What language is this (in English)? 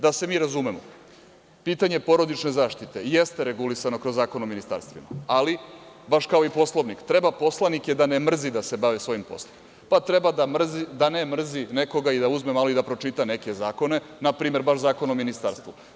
Serbian